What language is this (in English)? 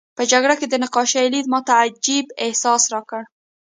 Pashto